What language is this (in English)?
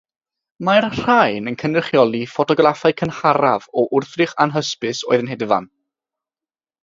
Welsh